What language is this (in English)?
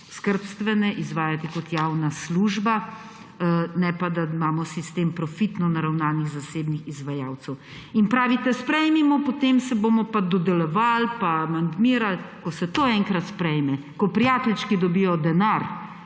Slovenian